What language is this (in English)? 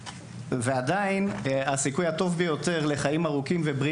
Hebrew